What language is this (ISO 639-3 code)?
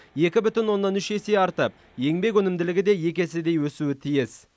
kaz